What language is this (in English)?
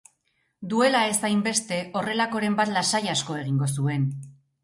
Basque